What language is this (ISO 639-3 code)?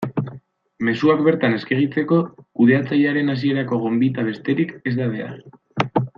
eus